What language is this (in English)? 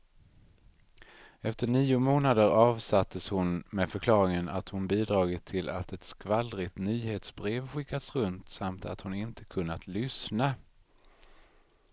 Swedish